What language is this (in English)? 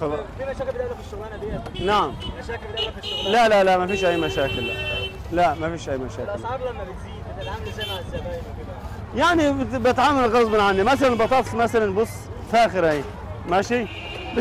Arabic